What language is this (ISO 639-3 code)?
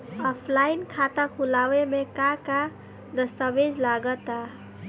bho